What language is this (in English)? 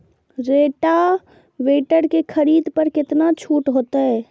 Maithili